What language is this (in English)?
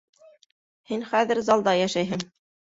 Bashkir